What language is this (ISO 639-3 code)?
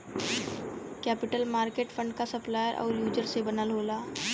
bho